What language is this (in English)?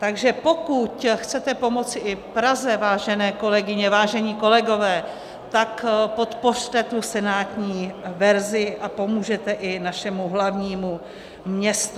Czech